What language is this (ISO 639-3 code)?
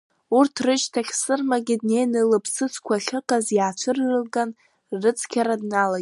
abk